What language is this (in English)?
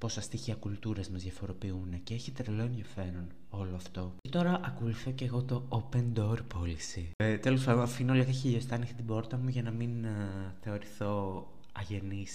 Greek